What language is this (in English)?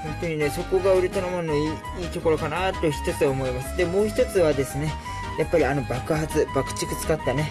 Japanese